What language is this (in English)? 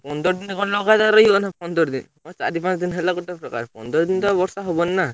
Odia